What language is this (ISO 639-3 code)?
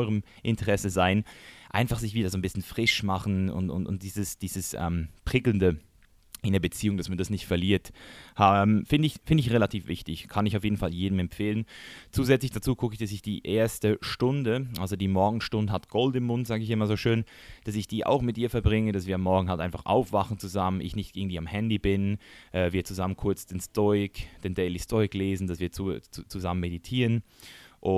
deu